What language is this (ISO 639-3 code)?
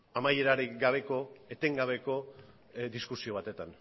eus